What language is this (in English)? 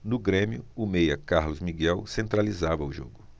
Portuguese